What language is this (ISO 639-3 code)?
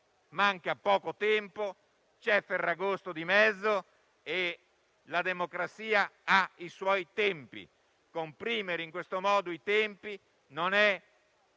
ita